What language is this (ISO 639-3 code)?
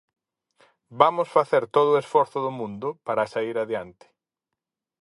glg